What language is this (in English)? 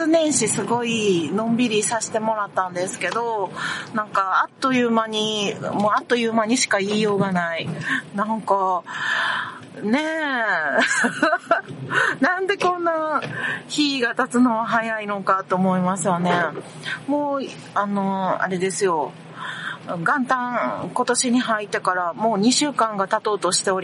Japanese